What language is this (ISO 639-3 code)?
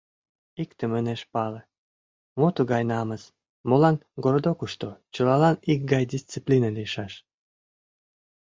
chm